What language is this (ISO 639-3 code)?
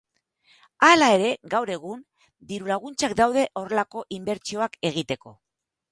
eus